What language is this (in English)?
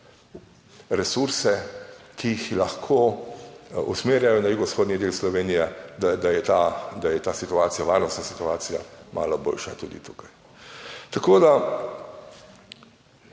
Slovenian